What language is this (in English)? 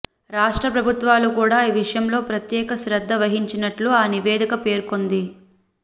Telugu